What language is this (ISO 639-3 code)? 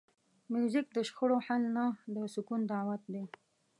pus